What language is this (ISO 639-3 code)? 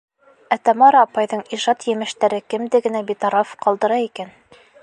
bak